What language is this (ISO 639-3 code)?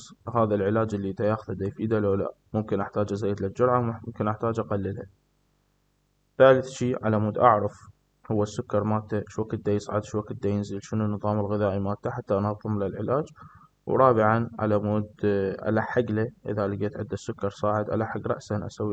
ara